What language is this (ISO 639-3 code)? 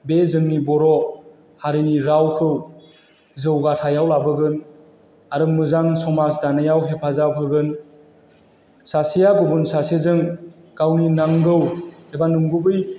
brx